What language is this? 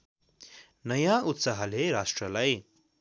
Nepali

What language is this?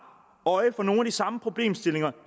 Danish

